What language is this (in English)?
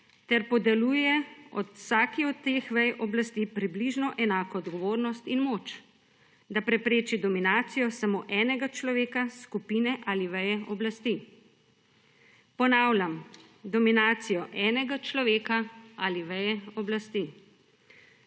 Slovenian